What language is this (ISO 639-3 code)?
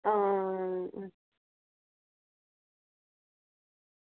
doi